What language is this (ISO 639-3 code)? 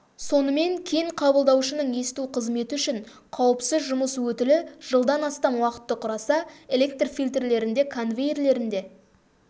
kaz